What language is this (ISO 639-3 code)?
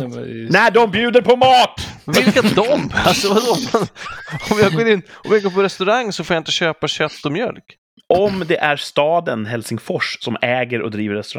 swe